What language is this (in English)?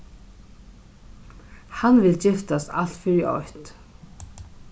Faroese